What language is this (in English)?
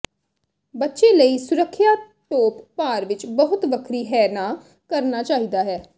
Punjabi